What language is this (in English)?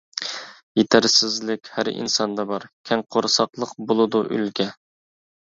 Uyghur